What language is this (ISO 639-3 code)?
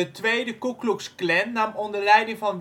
nld